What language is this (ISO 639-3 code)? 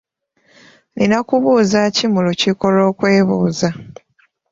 lug